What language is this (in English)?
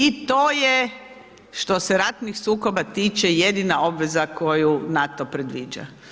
Croatian